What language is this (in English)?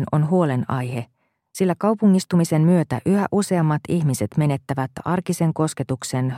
Finnish